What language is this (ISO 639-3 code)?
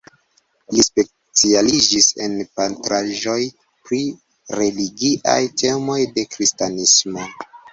epo